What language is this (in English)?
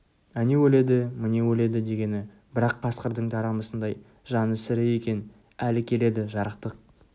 Kazakh